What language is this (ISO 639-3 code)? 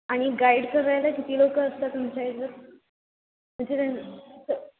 mar